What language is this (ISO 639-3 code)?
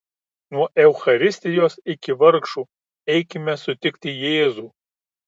lit